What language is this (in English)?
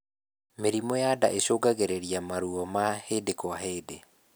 Kikuyu